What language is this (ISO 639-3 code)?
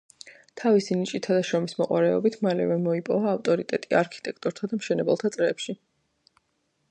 kat